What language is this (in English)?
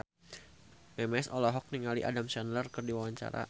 Sundanese